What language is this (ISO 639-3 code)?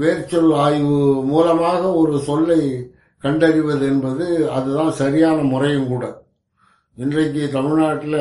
tam